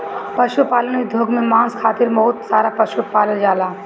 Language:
Bhojpuri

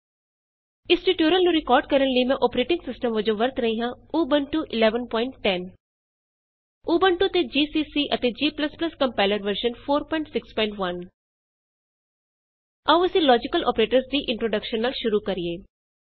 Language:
Punjabi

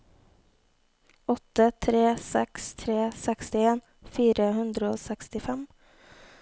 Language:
Norwegian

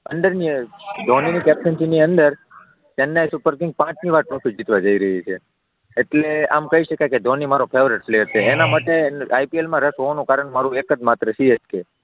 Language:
Gujarati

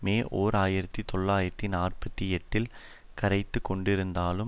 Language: Tamil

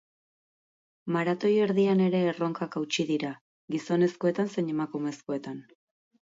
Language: Basque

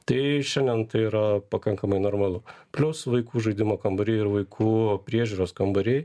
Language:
Lithuanian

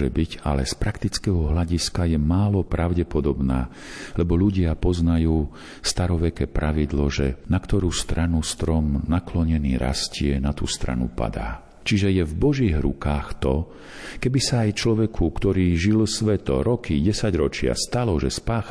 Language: Slovak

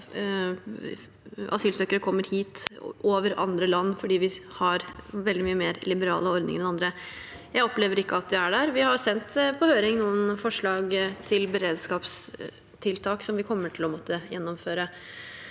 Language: Norwegian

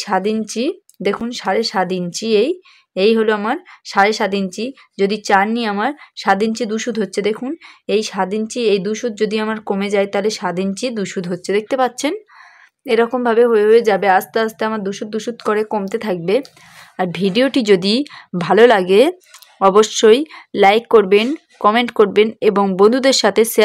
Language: Arabic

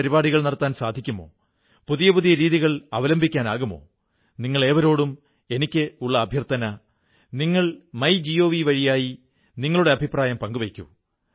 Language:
Malayalam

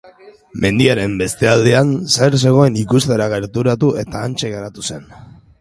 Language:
Basque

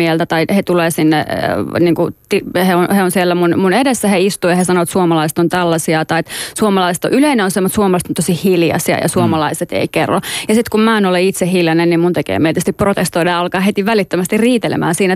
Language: Finnish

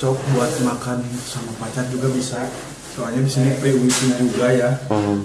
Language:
Indonesian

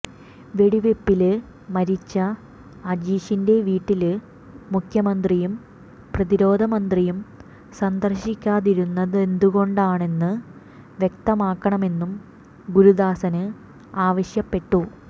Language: Malayalam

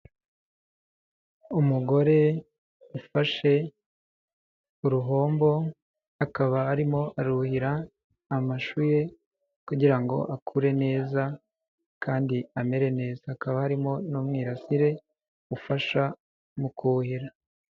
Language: Kinyarwanda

